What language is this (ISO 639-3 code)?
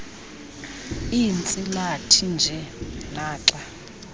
xho